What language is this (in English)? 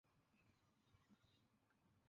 Bangla